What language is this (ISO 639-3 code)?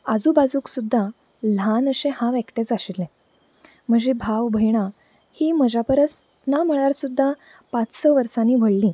kok